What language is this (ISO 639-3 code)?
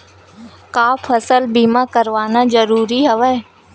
hne